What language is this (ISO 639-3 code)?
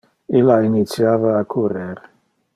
ina